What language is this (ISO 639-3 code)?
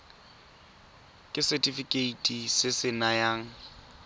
tsn